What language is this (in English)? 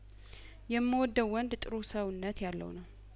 Amharic